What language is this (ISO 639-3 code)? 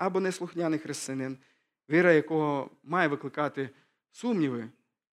ukr